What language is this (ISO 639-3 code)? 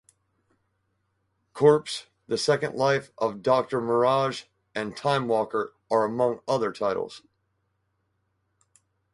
eng